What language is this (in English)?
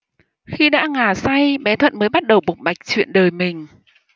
Vietnamese